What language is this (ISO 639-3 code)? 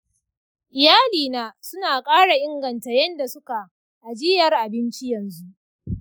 hau